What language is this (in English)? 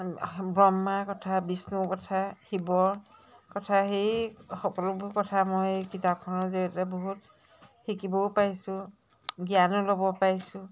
Assamese